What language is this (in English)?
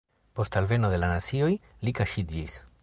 Esperanto